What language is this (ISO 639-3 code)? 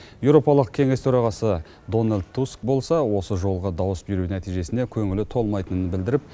kaz